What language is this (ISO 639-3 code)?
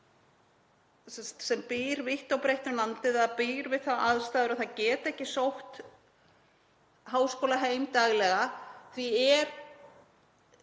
isl